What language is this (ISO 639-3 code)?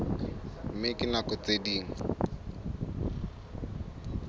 sot